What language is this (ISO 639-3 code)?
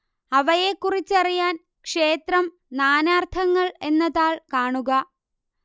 mal